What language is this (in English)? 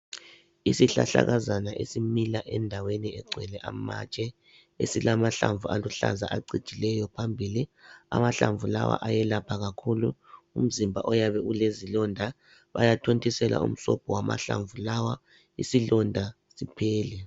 North Ndebele